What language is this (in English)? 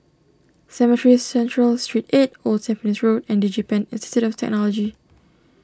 English